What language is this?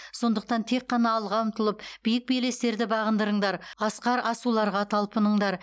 Kazakh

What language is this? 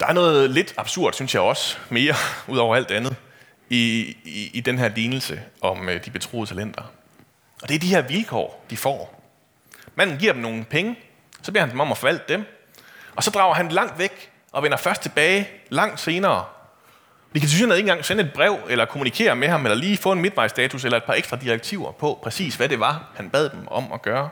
Danish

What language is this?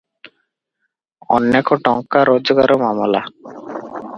Odia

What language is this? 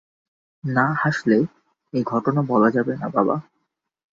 Bangla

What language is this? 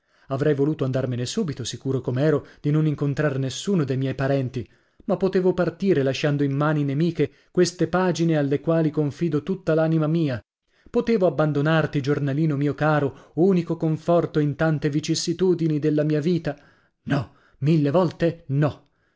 Italian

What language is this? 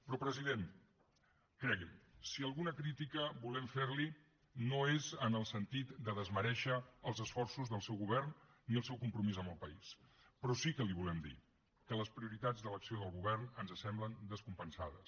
Catalan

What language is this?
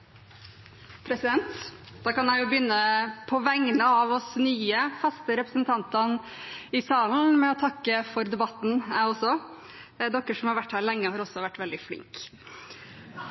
Norwegian Bokmål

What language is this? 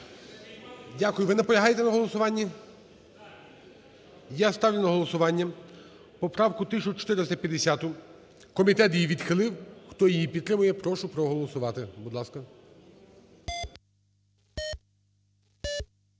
Ukrainian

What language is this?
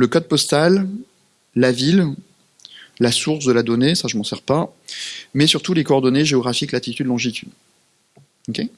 French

